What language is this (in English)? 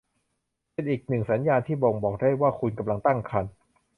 Thai